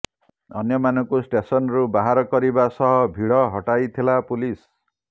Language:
Odia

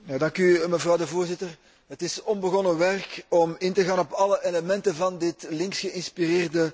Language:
Dutch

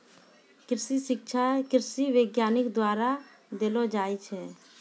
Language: Maithili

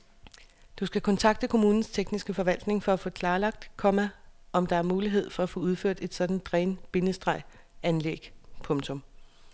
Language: Danish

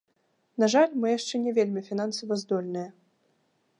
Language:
Belarusian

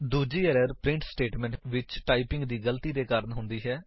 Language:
Punjabi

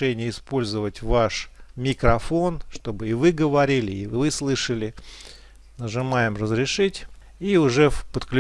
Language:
Russian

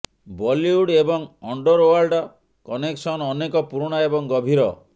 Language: Odia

